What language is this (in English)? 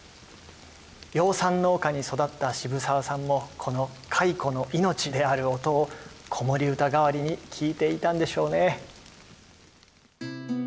Japanese